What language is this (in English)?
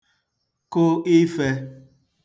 Igbo